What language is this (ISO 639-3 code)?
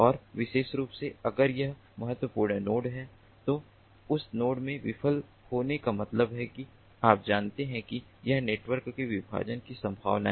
hin